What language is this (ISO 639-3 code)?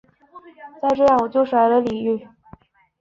zho